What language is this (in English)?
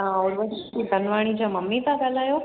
Sindhi